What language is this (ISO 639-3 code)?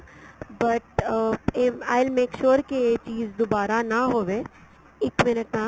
pan